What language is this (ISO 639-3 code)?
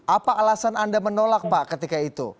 ind